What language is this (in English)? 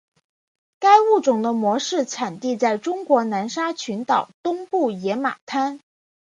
Chinese